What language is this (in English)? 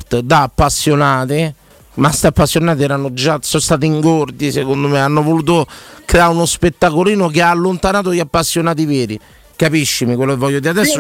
Italian